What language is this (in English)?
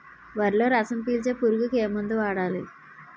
Telugu